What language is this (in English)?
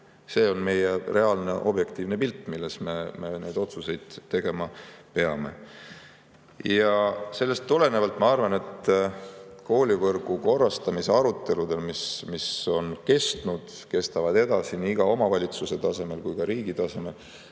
Estonian